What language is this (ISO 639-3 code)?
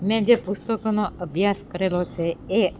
guj